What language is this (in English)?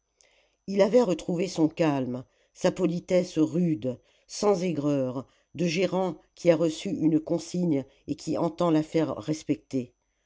French